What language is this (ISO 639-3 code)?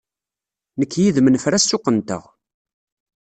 kab